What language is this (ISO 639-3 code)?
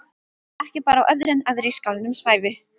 isl